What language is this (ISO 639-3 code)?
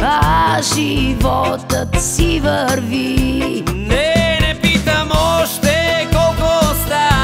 ron